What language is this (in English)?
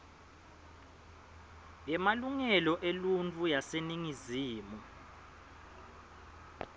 Swati